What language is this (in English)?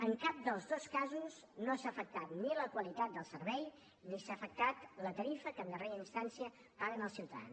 Catalan